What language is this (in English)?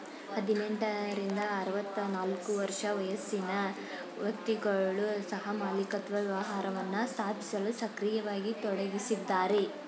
Kannada